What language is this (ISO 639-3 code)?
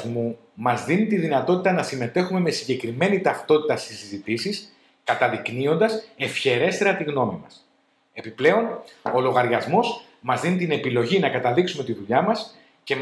ell